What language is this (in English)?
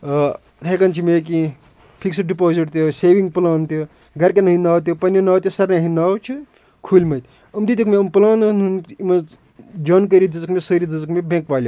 Kashmiri